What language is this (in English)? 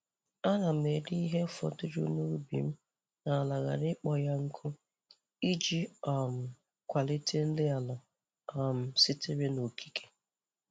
Igbo